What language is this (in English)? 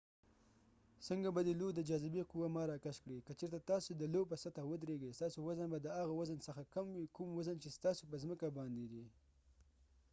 Pashto